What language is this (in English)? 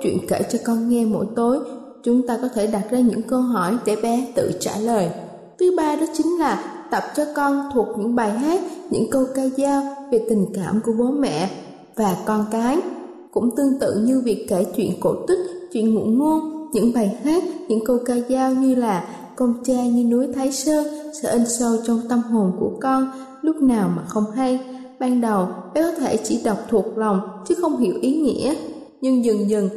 Vietnamese